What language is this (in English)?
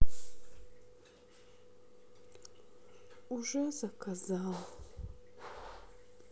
Russian